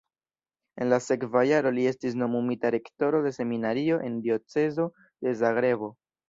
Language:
Esperanto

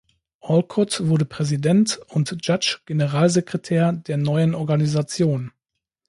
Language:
German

